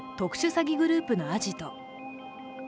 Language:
Japanese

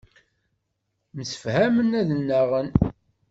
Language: Kabyle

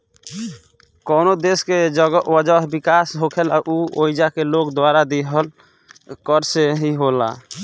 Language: Bhojpuri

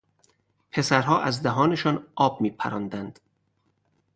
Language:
Persian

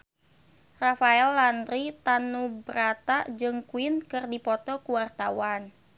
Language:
Sundanese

